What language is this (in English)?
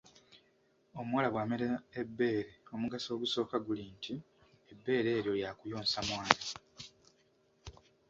Ganda